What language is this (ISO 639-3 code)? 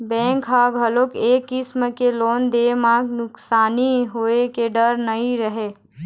hne